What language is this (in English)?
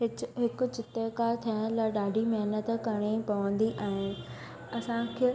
Sindhi